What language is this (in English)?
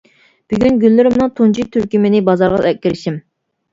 Uyghur